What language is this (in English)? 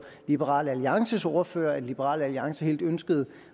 Danish